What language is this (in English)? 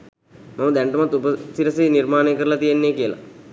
Sinhala